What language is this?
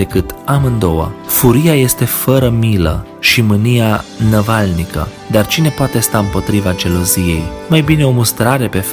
Romanian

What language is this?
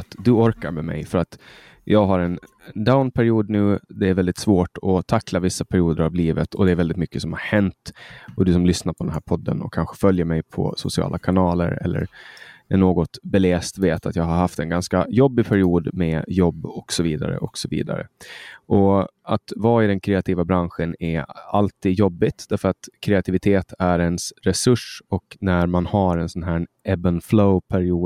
Swedish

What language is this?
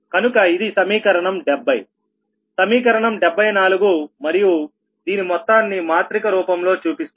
Telugu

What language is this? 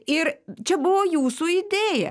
Lithuanian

